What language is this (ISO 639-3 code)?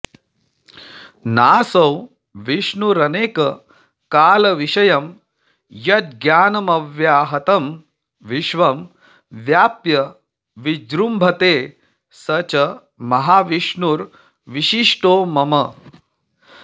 san